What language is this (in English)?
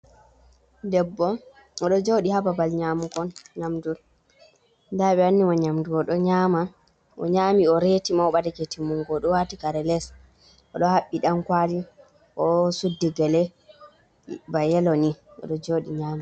Fula